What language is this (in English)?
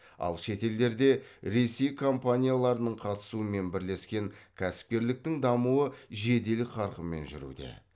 Kazakh